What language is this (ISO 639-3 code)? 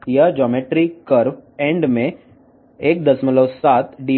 tel